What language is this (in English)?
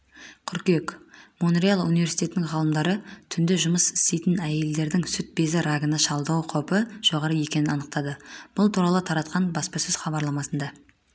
Kazakh